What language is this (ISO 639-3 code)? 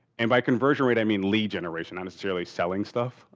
eng